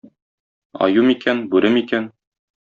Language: Tatar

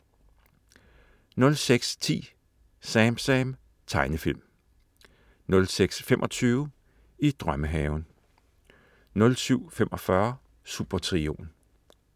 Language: Danish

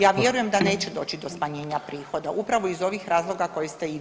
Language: Croatian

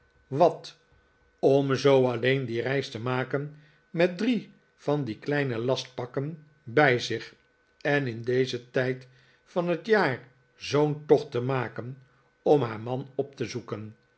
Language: Dutch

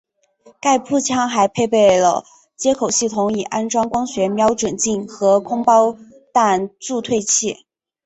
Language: Chinese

